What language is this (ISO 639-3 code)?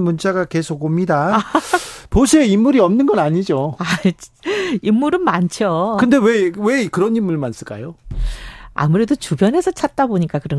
kor